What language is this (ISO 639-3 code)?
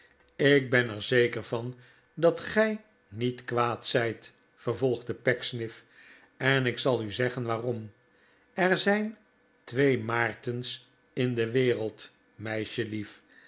nld